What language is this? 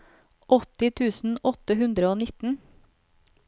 Norwegian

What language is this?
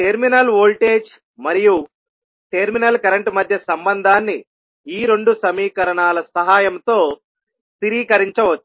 Telugu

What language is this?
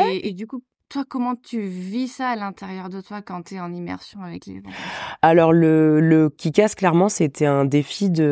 French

